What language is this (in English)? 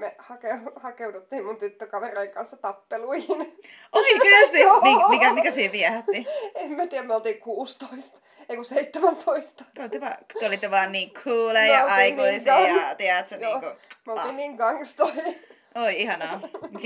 Finnish